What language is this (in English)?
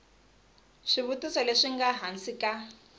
Tsonga